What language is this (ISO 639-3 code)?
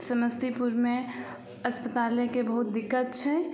mai